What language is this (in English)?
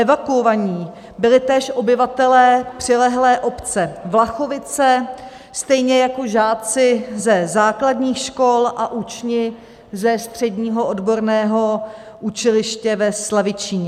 Czech